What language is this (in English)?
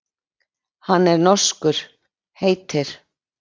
Icelandic